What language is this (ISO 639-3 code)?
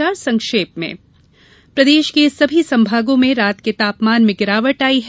hin